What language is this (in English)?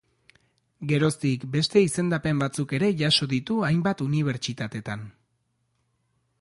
Basque